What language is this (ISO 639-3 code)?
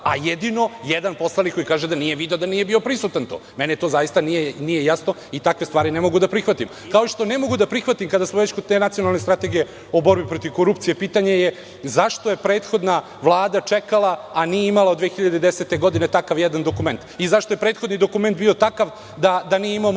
srp